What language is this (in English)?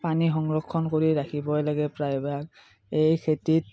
Assamese